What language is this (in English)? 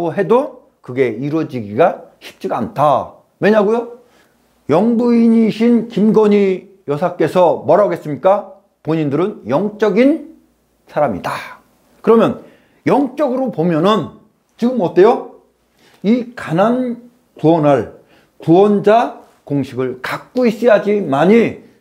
Korean